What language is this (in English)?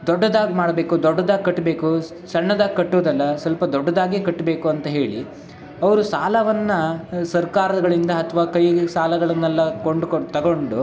Kannada